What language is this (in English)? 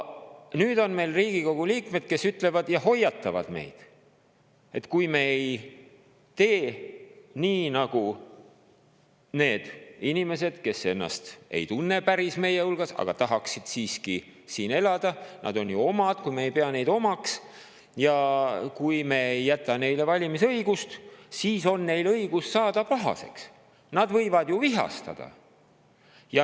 Estonian